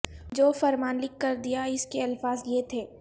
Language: Urdu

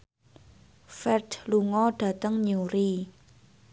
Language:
Javanese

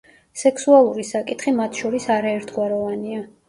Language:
Georgian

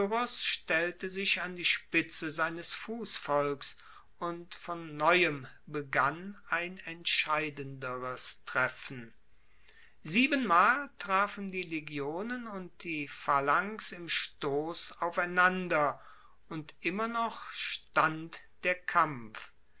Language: German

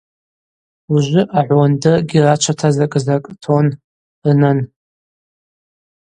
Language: Abaza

